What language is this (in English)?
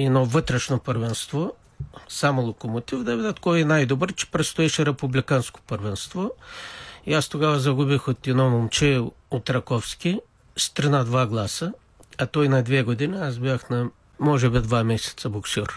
Bulgarian